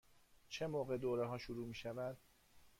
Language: Persian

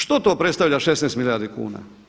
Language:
Croatian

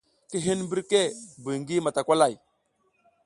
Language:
South Giziga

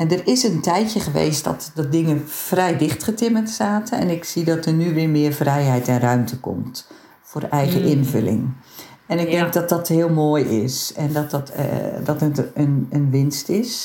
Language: Dutch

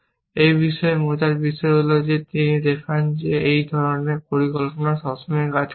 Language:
Bangla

